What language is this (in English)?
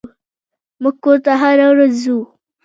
Pashto